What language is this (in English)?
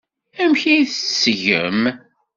Kabyle